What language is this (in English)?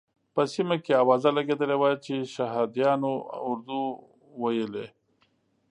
Pashto